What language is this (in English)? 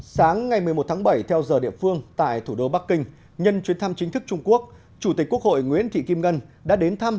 Vietnamese